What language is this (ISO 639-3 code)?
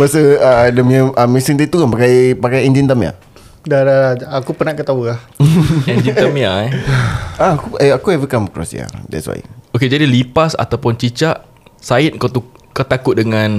msa